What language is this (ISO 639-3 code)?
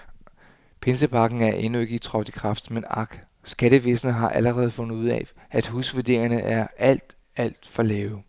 dan